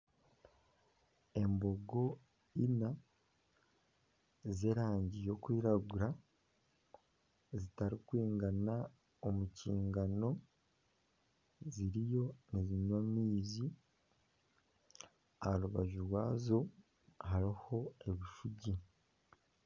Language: Nyankole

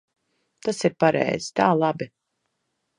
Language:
Latvian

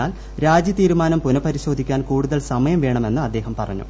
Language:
Malayalam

